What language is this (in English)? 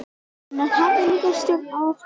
Icelandic